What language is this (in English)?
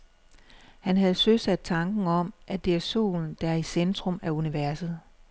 Danish